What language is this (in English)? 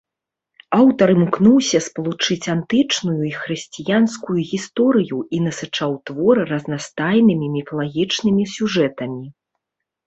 Belarusian